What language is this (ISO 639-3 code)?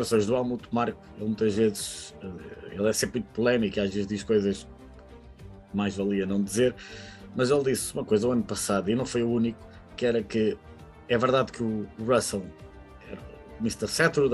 por